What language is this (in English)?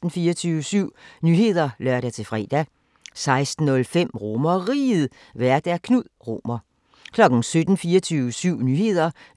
Danish